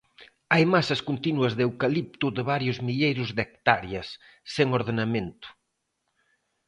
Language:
Galician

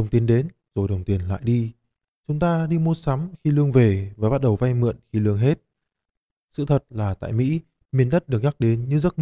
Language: Vietnamese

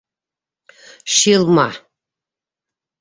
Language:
Bashkir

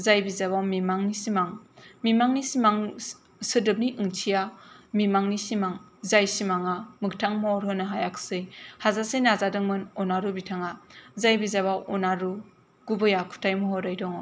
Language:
Bodo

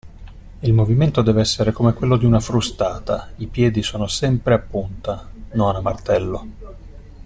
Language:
Italian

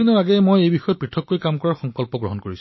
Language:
Assamese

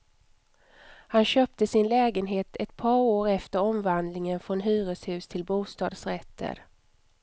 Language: Swedish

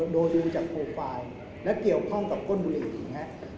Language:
Thai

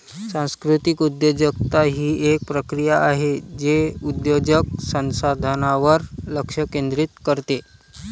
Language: Marathi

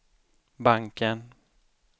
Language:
Swedish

